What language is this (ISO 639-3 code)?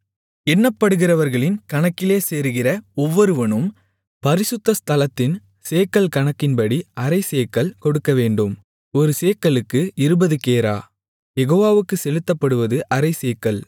tam